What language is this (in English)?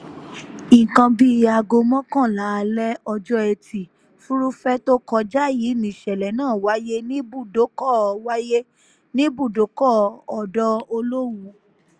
Yoruba